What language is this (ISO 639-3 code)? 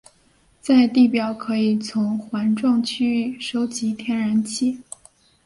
zho